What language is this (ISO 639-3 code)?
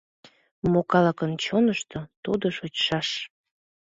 chm